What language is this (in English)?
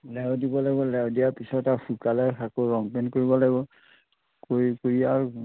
Assamese